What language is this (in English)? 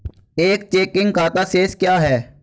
Hindi